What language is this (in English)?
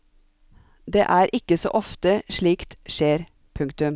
Norwegian